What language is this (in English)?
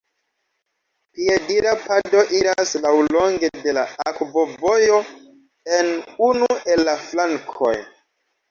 Esperanto